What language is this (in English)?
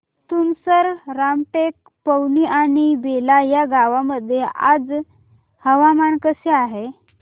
Marathi